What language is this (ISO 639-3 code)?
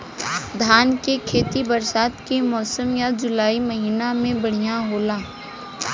bho